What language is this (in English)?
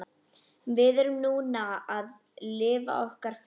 Icelandic